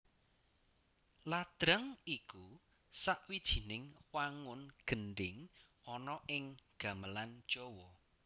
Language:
Javanese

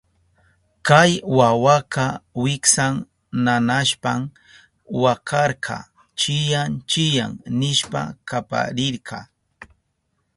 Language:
Southern Pastaza Quechua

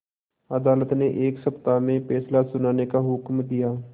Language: Hindi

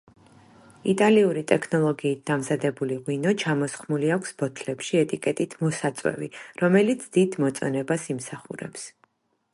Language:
Georgian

